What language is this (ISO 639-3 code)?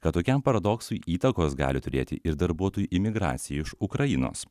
lit